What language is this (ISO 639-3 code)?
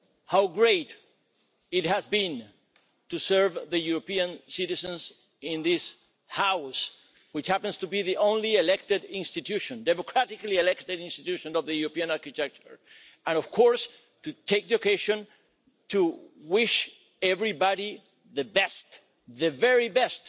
eng